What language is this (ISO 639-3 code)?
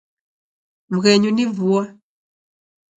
dav